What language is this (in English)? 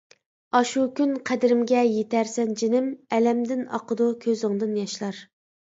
Uyghur